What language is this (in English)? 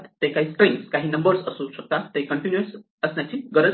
Marathi